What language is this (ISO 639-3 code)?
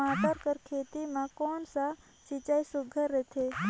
hne